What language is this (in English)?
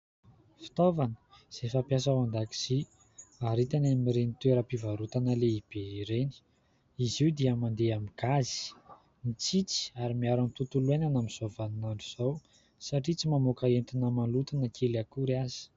Malagasy